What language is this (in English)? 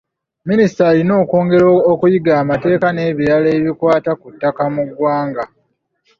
Ganda